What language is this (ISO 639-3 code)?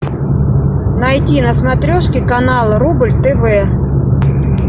rus